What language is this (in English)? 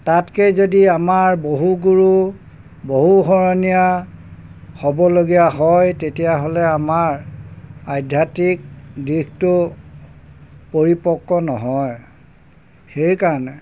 Assamese